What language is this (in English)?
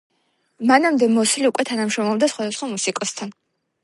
Georgian